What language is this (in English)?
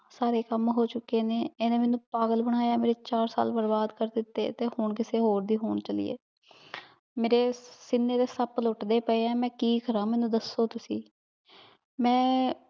Punjabi